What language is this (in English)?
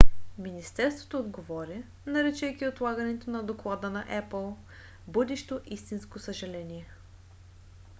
Bulgarian